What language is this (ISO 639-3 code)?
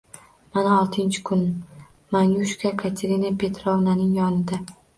uzb